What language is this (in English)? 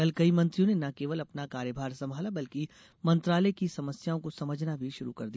Hindi